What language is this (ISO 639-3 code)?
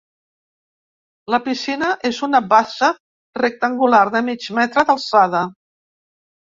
cat